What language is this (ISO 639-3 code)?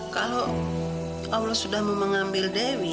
ind